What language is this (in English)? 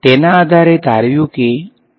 Gujarati